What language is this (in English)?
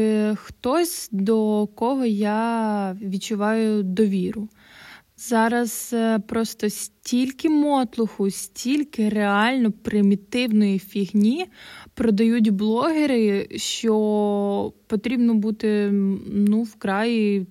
Ukrainian